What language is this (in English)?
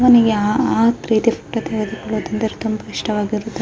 Kannada